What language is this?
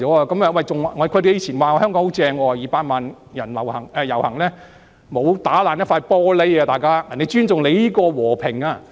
Cantonese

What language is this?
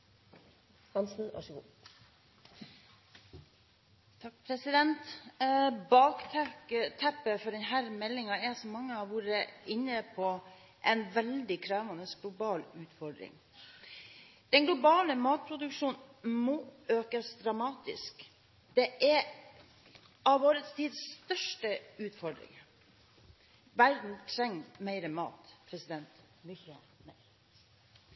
Norwegian Bokmål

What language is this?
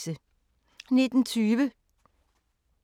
Danish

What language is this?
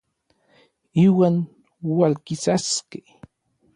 Orizaba Nahuatl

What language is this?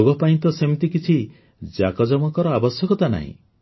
Odia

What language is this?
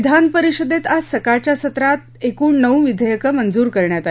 Marathi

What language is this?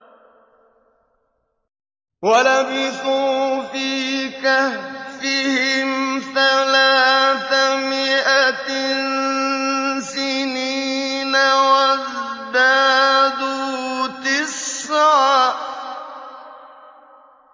Arabic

